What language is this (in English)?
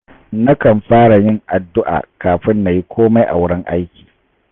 Hausa